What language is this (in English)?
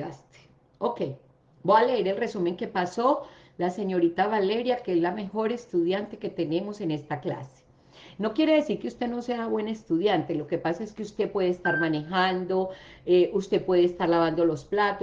Spanish